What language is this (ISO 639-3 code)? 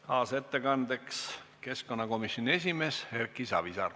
est